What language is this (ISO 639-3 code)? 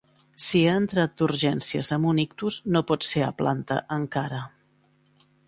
cat